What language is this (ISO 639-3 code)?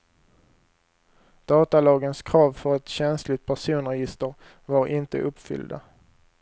swe